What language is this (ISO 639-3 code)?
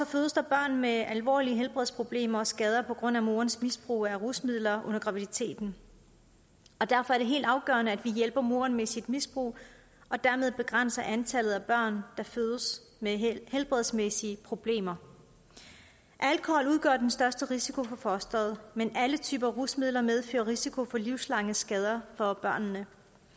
dan